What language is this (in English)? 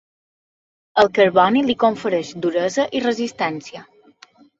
Catalan